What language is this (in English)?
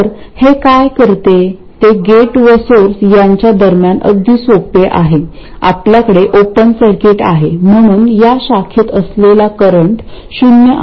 Marathi